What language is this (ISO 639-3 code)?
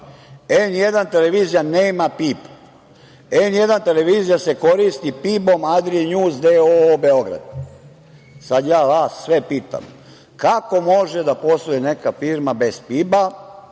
srp